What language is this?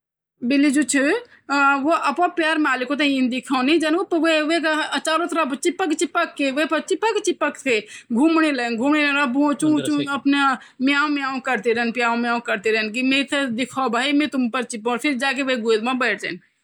Garhwali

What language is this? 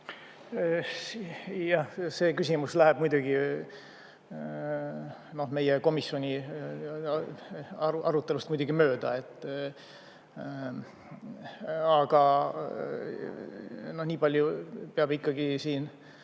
Estonian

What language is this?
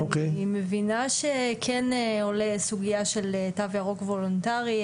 Hebrew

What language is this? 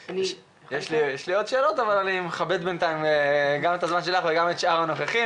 Hebrew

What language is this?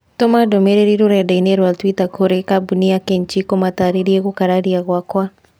Kikuyu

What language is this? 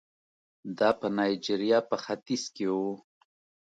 Pashto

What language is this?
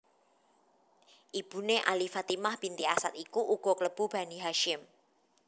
Javanese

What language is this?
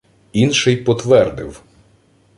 Ukrainian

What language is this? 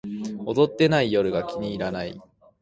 Japanese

